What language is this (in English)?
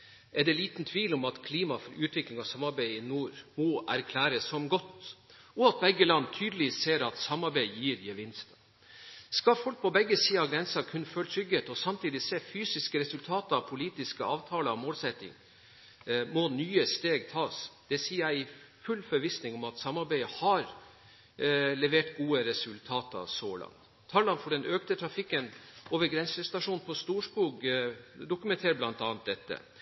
Norwegian Bokmål